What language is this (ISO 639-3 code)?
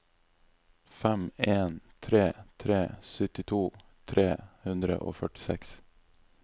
nor